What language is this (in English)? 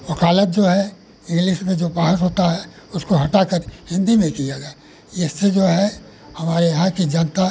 Hindi